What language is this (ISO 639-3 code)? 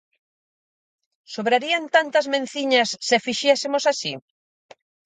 glg